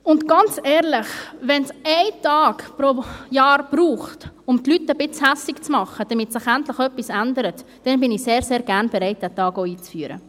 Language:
Swiss German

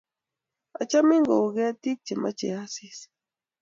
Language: Kalenjin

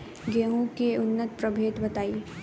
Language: Bhojpuri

